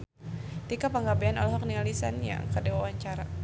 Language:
Sundanese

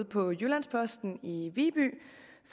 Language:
Danish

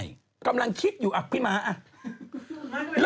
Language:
Thai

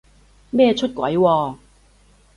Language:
Cantonese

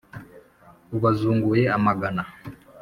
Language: Kinyarwanda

